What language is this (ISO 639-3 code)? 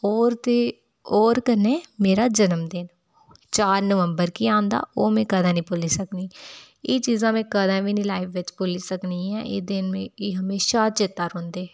doi